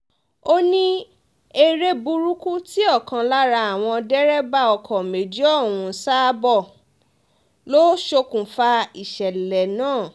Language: Yoruba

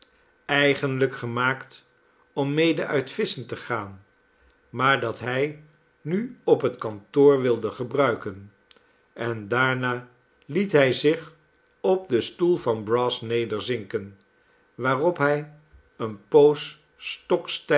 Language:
Dutch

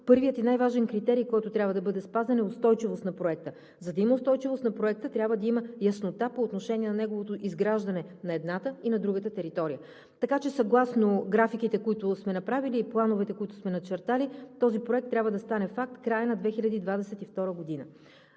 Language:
Bulgarian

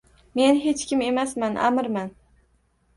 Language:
Uzbek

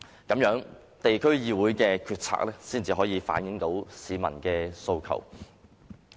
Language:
Cantonese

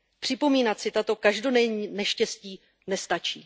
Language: Czech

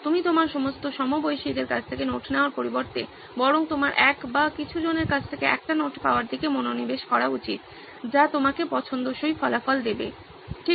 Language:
Bangla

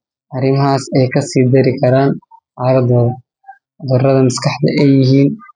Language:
Somali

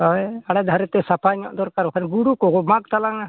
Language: Santali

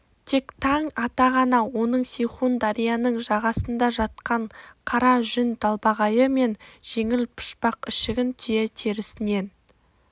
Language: Kazakh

